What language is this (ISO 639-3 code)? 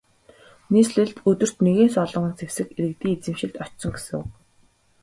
mon